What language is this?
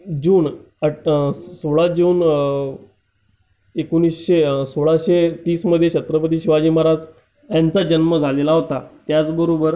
Marathi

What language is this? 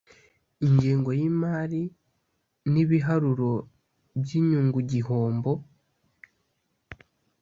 Kinyarwanda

